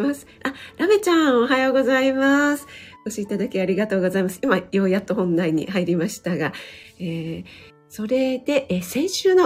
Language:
Japanese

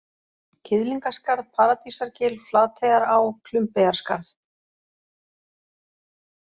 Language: Icelandic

